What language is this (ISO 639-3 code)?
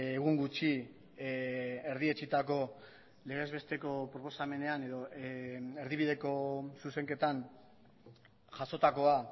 eus